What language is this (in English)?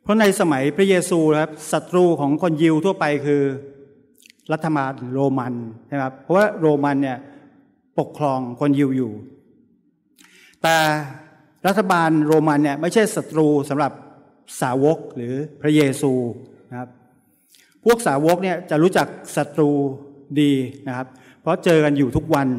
Thai